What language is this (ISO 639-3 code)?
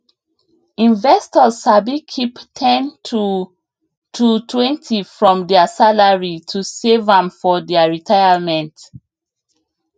pcm